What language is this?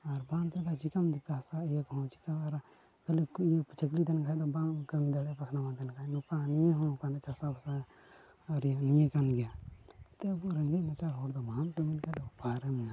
Santali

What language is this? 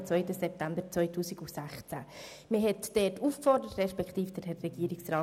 Swiss German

